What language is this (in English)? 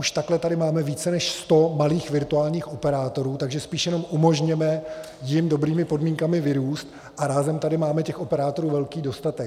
Czech